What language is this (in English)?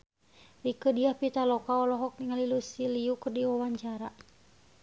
Sundanese